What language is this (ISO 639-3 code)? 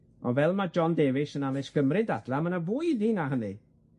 cym